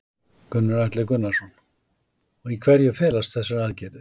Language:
Icelandic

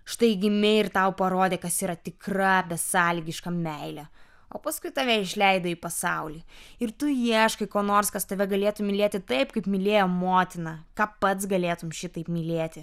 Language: Lithuanian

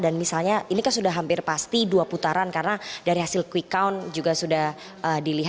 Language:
Indonesian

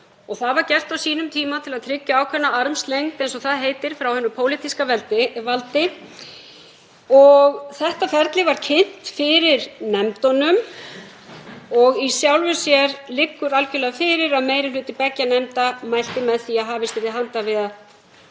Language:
Icelandic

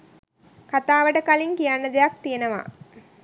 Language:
Sinhala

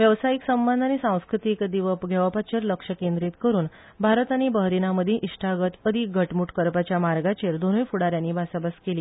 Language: Konkani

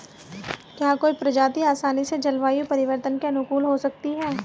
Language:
Hindi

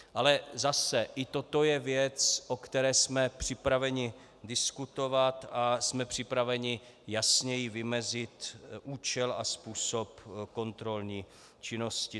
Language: Czech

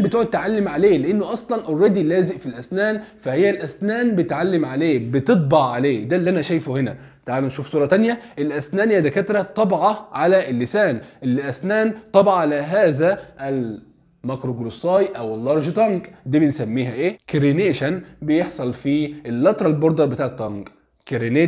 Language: Arabic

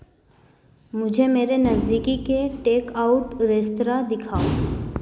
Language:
Hindi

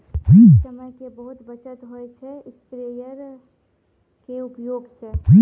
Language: Maithili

